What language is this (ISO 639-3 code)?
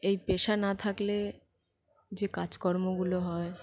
ben